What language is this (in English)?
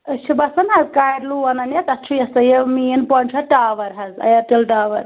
Kashmiri